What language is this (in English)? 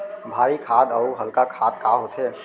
Chhattisgarhi